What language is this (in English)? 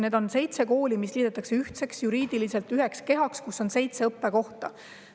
Estonian